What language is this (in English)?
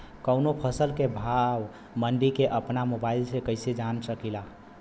Bhojpuri